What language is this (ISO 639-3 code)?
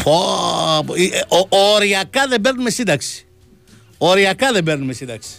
ell